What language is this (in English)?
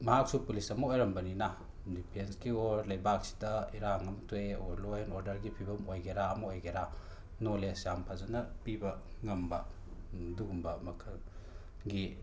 Manipuri